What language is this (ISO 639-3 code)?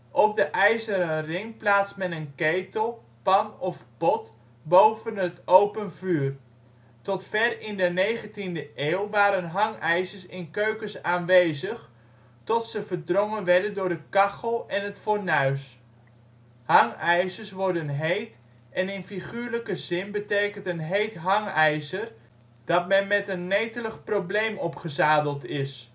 nld